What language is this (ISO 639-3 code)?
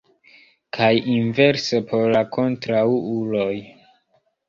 epo